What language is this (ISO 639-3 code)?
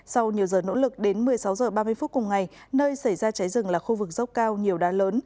vie